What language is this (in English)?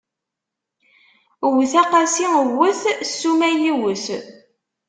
Kabyle